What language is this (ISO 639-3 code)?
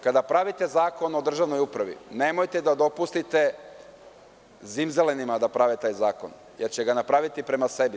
srp